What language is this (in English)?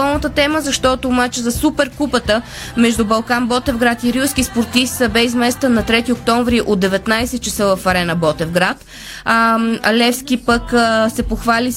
Bulgarian